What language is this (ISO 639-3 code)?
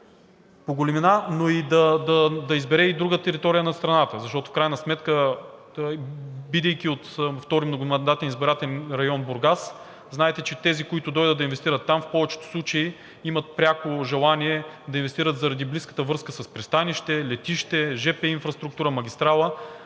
bul